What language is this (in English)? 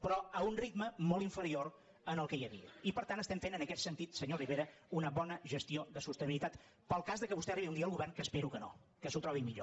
Catalan